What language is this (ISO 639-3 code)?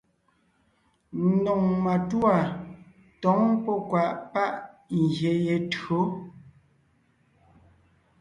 nnh